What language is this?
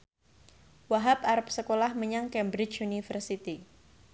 Javanese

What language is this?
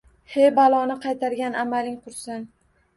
Uzbek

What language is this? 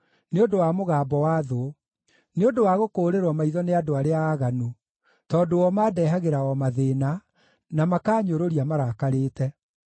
Kikuyu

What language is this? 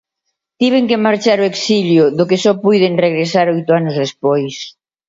Galician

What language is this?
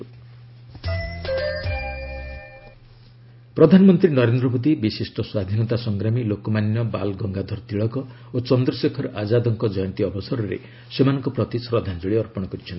Odia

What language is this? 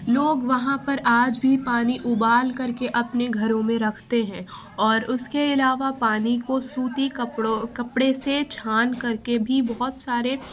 Urdu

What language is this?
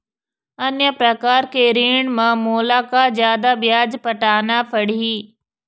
Chhattisgarhi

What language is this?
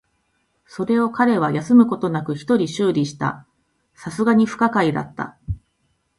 Japanese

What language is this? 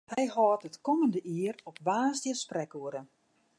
Western Frisian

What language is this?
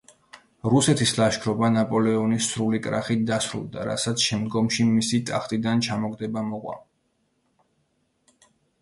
Georgian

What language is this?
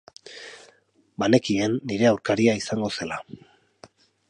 Basque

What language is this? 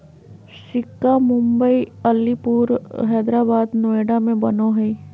Magahi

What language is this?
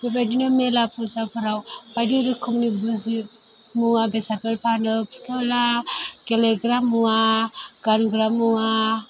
Bodo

